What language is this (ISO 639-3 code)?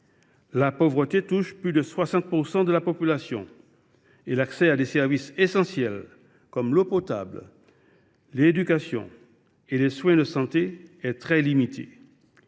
fra